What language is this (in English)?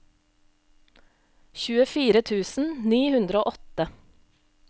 Norwegian